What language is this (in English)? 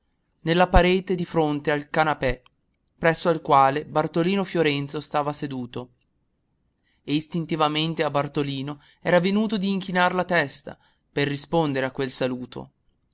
Italian